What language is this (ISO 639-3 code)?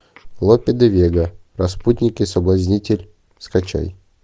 rus